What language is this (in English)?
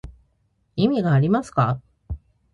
Japanese